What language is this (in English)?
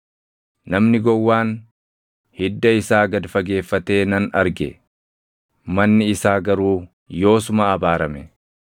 Oromo